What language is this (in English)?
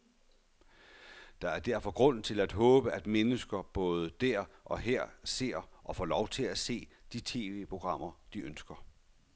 Danish